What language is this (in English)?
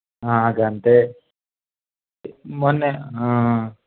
Telugu